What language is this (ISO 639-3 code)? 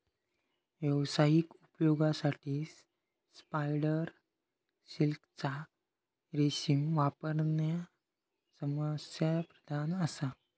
mar